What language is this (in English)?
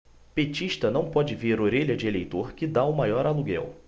Portuguese